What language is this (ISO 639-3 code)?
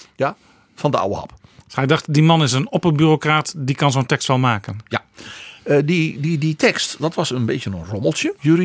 nld